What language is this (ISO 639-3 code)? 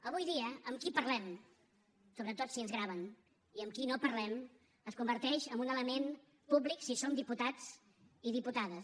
cat